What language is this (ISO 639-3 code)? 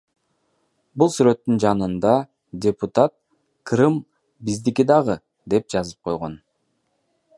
kir